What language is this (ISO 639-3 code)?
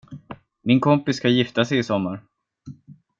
swe